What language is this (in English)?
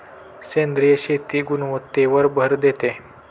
Marathi